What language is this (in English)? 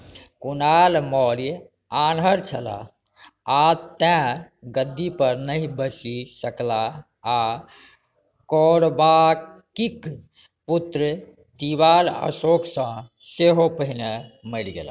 Maithili